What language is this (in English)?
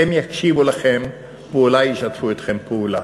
Hebrew